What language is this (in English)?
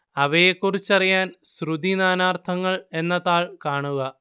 Malayalam